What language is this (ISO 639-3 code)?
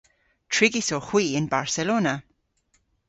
cor